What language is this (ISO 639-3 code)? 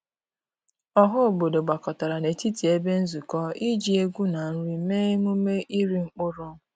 ibo